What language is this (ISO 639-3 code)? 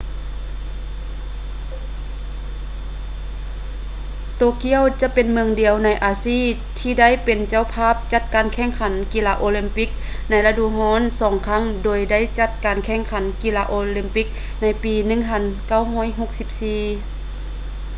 lao